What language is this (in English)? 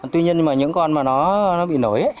Vietnamese